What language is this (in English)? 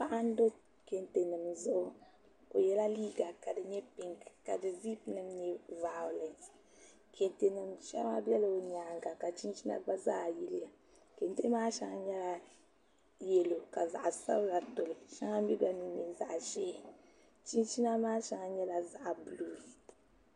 Dagbani